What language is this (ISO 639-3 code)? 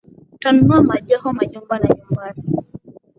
swa